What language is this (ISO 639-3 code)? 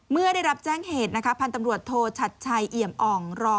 tha